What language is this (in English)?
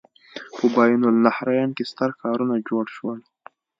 Pashto